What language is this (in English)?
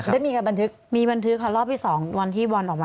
Thai